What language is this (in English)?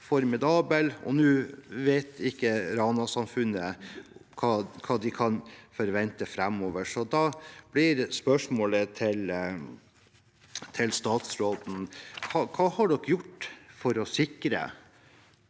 Norwegian